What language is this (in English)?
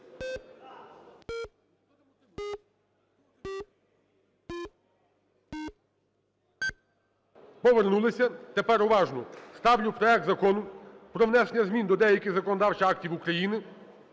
Ukrainian